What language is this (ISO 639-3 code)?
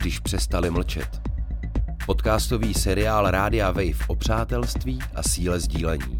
ces